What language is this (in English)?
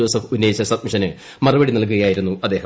Malayalam